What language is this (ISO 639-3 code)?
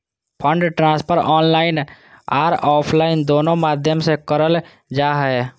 mag